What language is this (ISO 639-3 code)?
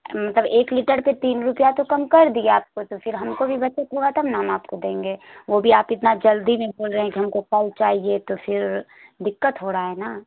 urd